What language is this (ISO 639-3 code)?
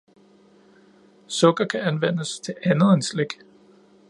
dan